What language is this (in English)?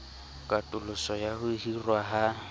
Southern Sotho